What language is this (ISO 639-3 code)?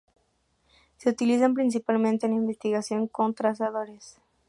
spa